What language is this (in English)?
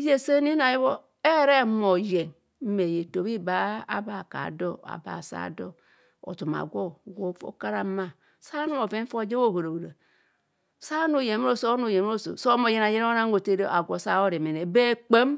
Kohumono